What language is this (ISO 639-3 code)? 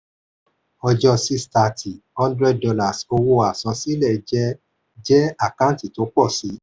yor